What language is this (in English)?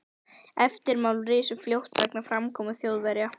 Icelandic